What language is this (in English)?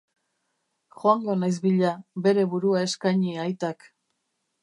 Basque